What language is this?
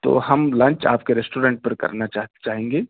Urdu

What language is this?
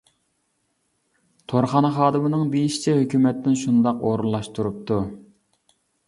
Uyghur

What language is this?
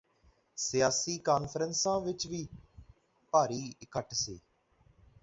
Punjabi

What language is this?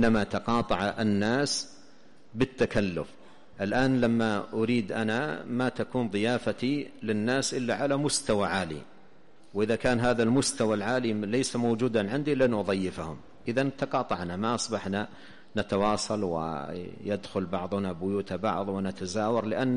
Arabic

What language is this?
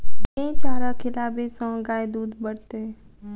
Maithili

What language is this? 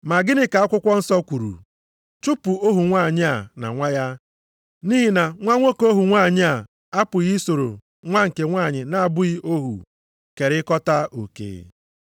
Igbo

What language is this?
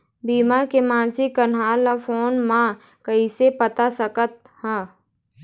Chhattisgarhi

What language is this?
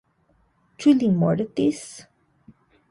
Esperanto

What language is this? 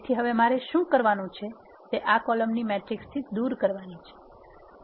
Gujarati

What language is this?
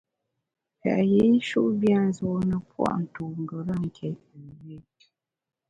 Bamun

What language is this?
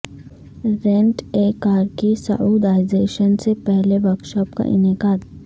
Urdu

